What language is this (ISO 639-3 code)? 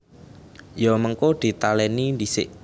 jav